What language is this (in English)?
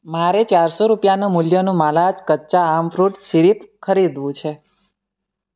Gujarati